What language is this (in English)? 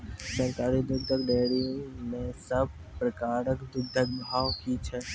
Maithili